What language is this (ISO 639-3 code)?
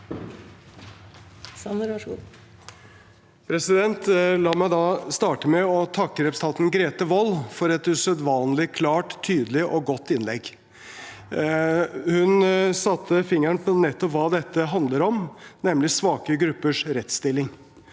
nor